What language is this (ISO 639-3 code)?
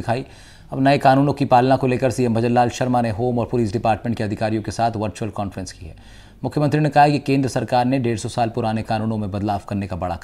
hin